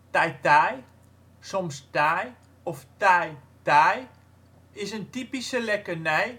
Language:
Dutch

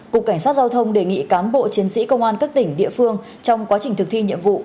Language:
Vietnamese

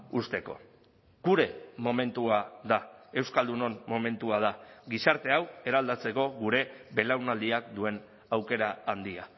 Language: Basque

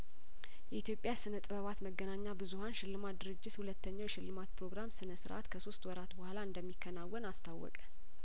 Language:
Amharic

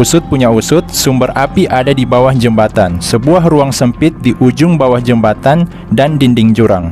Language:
Indonesian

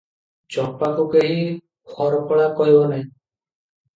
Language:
Odia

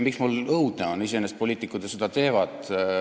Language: Estonian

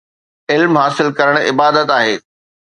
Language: Sindhi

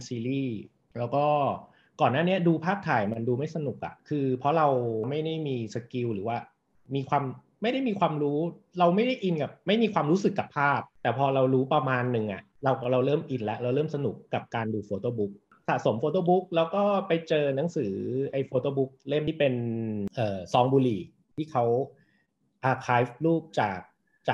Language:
Thai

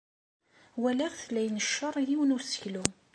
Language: Kabyle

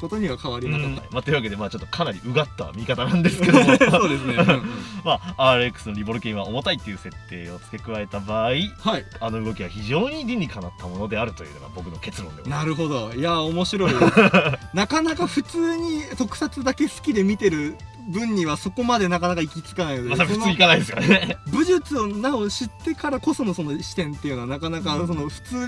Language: Japanese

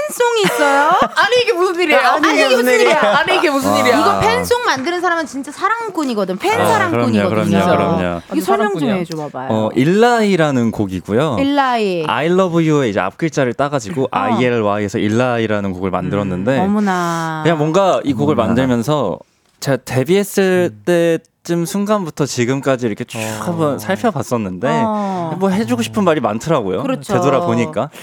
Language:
Korean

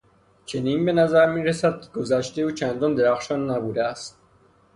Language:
Persian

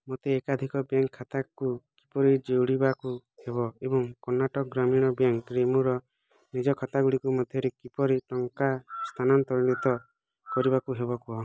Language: Odia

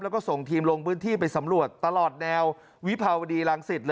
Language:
Thai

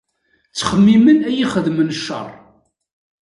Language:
Kabyle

